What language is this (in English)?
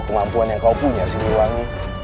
Indonesian